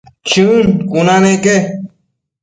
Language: Matsés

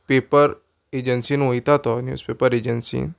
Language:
Konkani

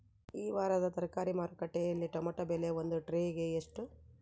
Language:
Kannada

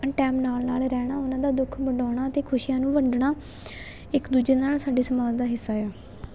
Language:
Punjabi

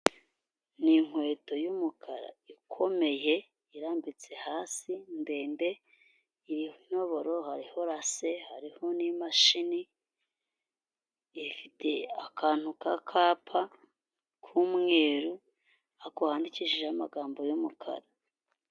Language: Kinyarwanda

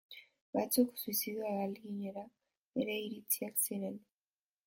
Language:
Basque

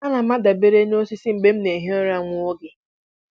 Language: Igbo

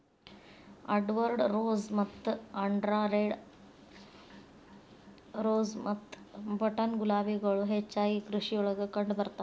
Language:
Kannada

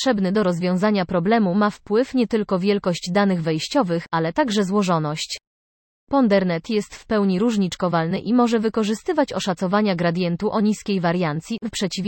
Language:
Polish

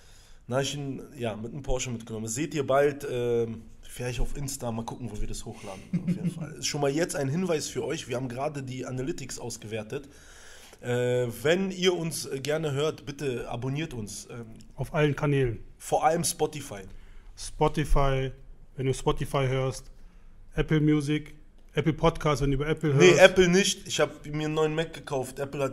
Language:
German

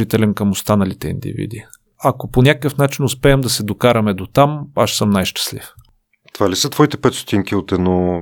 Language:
Bulgarian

